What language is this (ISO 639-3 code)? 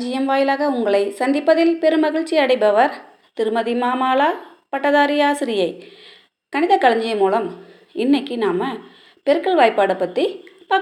tam